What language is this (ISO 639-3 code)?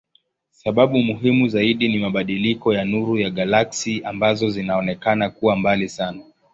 swa